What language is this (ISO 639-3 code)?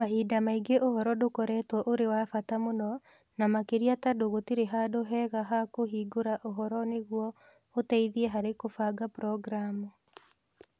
kik